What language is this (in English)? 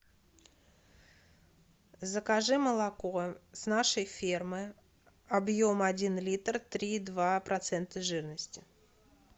Russian